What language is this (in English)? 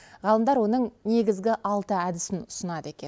Kazakh